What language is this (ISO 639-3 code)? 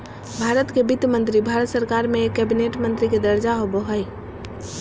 mag